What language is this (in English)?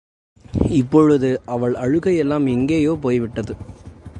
Tamil